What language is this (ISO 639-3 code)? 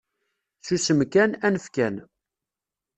kab